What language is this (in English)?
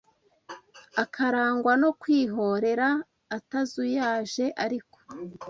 Kinyarwanda